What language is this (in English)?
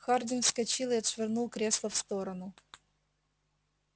Russian